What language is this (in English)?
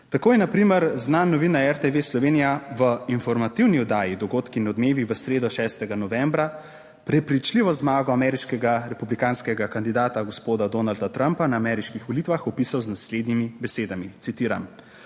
Slovenian